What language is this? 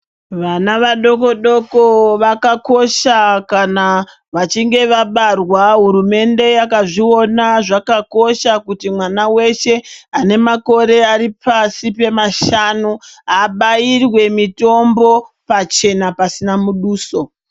Ndau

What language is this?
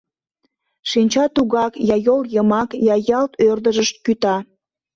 Mari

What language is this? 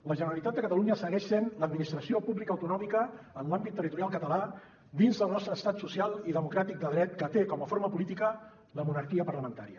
Catalan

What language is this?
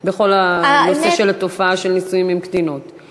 Hebrew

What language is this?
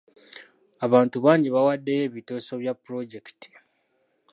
Ganda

